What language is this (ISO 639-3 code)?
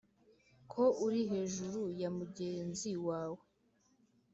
kin